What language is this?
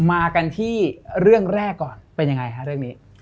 Thai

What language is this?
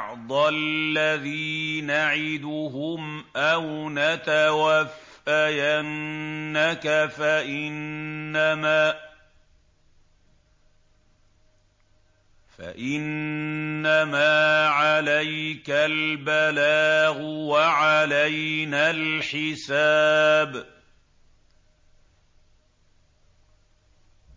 Arabic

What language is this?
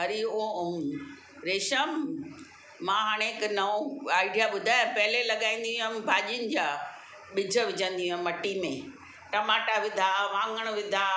Sindhi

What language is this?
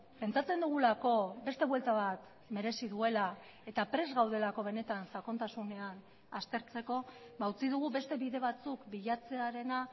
Basque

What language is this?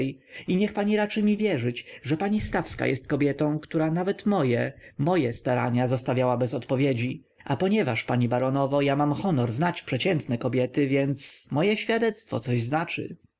Polish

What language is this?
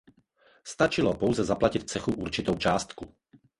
Czech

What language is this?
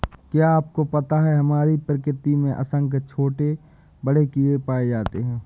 Hindi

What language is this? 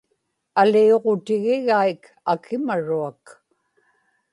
Inupiaq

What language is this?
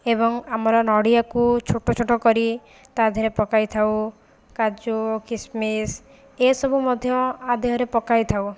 Odia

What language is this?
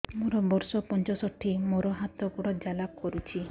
Odia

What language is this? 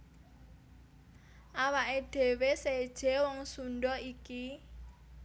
Javanese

